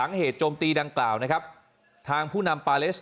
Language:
Thai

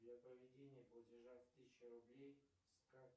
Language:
Russian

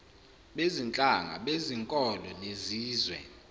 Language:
Zulu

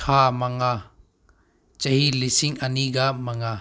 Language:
Manipuri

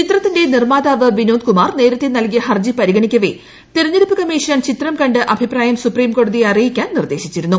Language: Malayalam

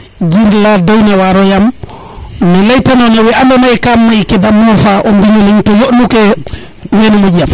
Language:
Serer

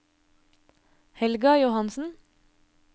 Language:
Norwegian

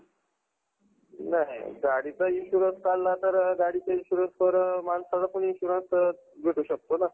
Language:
Marathi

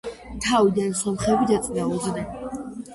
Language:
Georgian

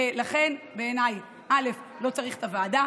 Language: Hebrew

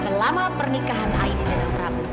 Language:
Indonesian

